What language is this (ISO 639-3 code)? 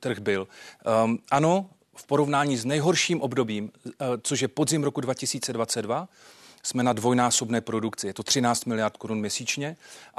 ces